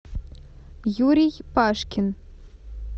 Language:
Russian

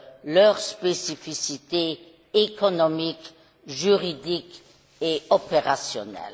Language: French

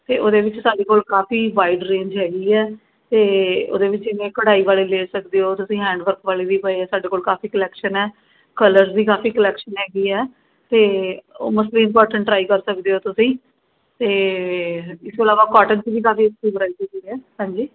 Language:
Punjabi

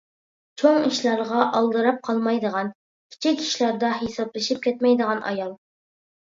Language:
Uyghur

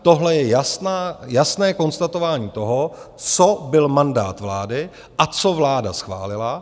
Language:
Czech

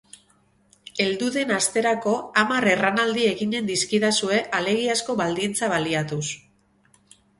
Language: Basque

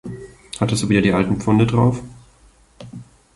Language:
German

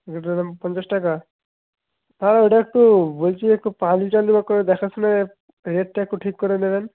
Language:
Bangla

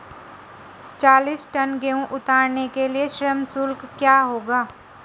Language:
Hindi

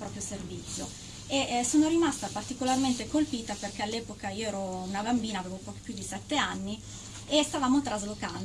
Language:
Italian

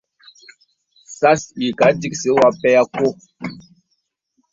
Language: Bebele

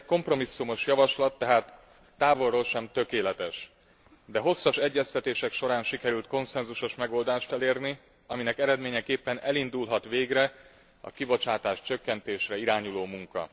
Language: Hungarian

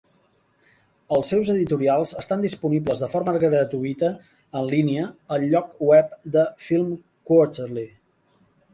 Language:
Catalan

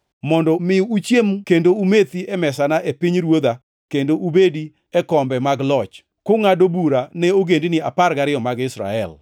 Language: Luo (Kenya and Tanzania)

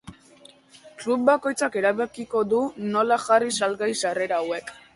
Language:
Basque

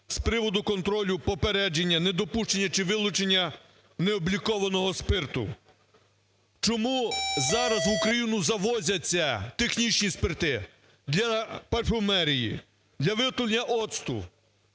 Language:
Ukrainian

